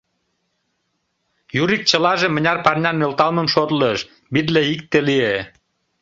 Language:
Mari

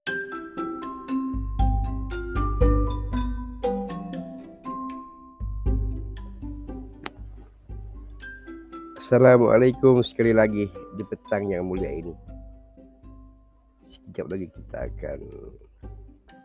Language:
Malay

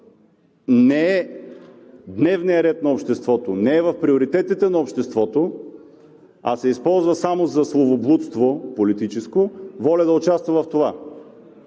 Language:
Bulgarian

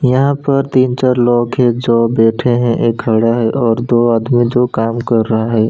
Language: Hindi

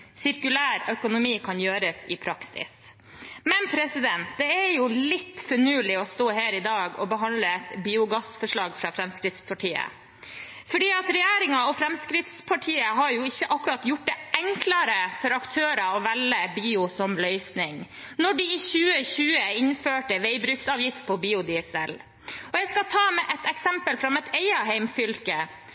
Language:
Norwegian Bokmål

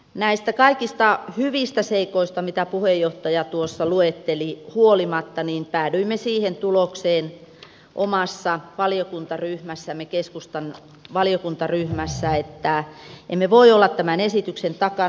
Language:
Finnish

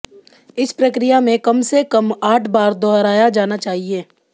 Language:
Hindi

